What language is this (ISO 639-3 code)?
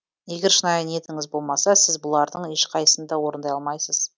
kaz